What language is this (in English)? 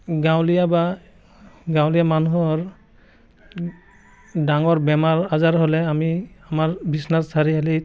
Assamese